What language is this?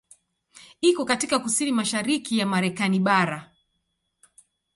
Swahili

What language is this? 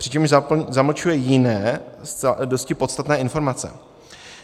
Czech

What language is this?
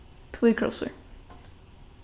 Faroese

